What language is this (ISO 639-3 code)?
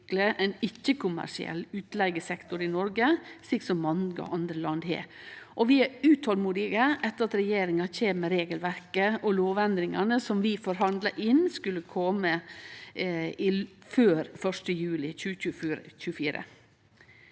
nor